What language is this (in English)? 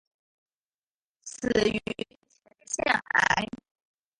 Chinese